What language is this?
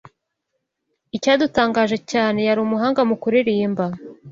Kinyarwanda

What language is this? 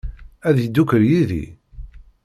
Kabyle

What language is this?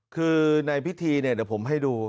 Thai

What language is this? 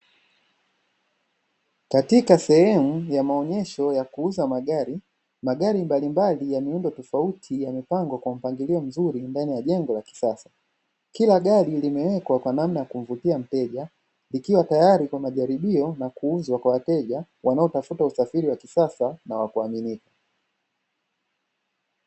Swahili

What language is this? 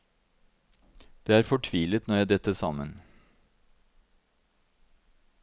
Norwegian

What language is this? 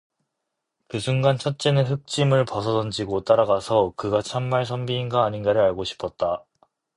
Korean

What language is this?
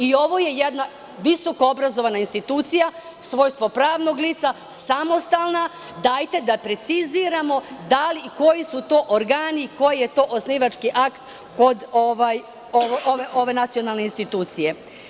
Serbian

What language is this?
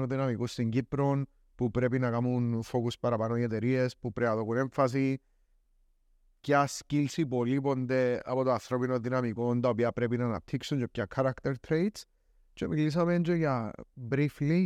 Greek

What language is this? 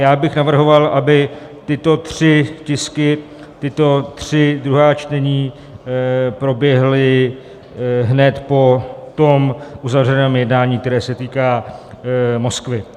Czech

